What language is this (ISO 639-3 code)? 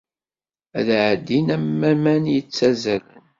kab